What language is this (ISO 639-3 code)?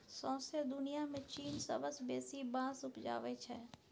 mai